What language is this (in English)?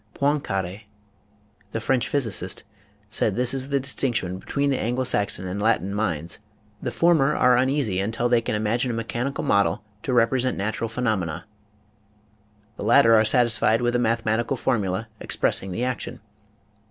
English